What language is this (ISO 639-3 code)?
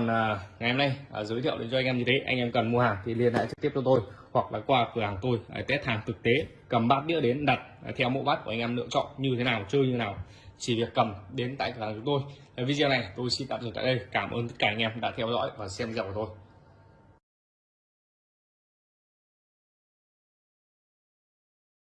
vie